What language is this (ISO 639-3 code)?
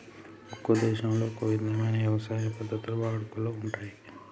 tel